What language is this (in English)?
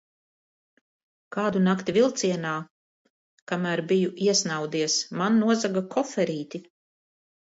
Latvian